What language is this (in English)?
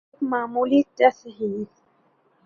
Urdu